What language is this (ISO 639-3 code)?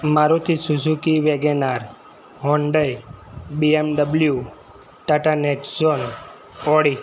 guj